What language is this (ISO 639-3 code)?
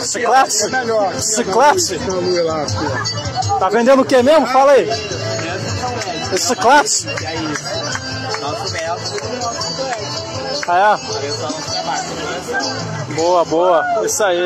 por